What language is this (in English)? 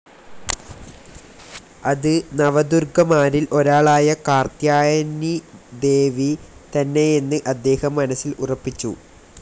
Malayalam